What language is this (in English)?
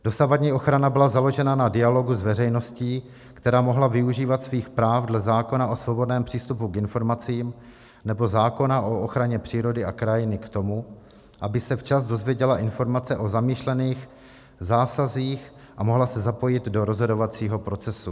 Czech